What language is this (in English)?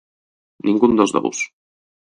Galician